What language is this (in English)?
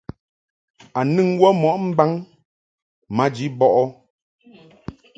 Mungaka